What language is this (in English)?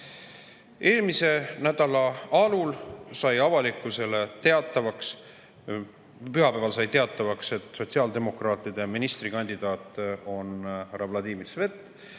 Estonian